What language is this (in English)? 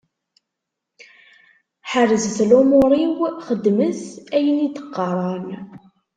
Kabyle